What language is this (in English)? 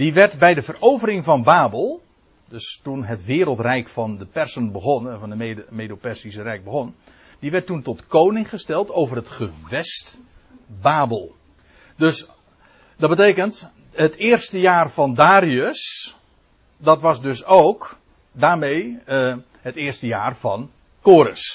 Dutch